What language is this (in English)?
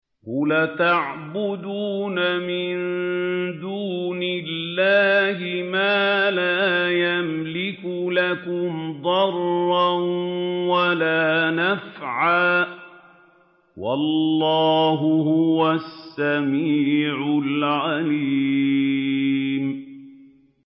Arabic